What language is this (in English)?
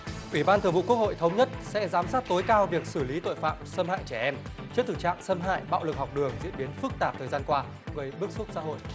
Vietnamese